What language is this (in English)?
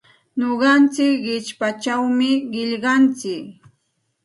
Santa Ana de Tusi Pasco Quechua